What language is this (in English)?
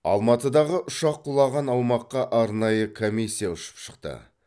Kazakh